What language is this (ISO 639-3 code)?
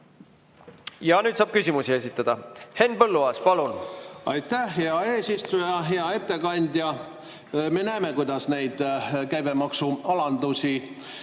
est